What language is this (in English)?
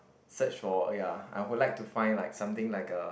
English